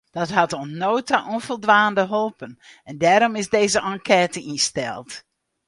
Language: Western Frisian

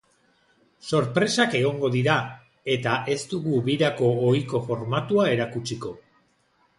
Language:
Basque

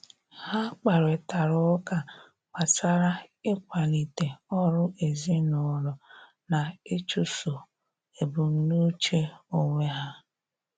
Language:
Igbo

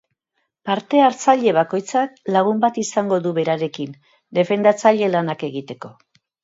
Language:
Basque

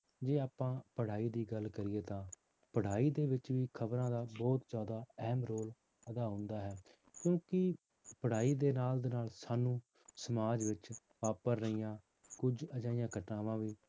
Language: Punjabi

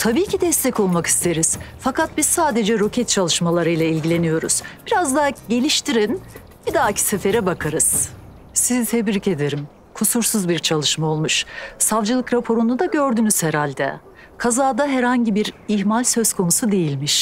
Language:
Turkish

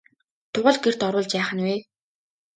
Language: Mongolian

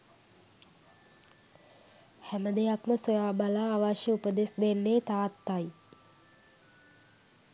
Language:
Sinhala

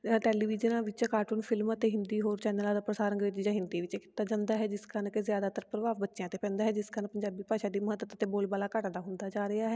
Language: Punjabi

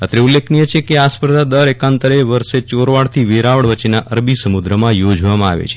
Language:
Gujarati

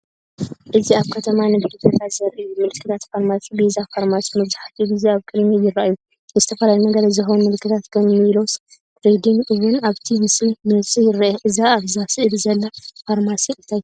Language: Tigrinya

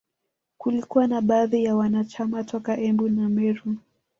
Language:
Swahili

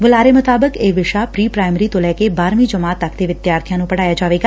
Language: Punjabi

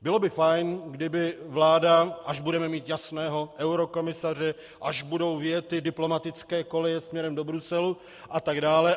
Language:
Czech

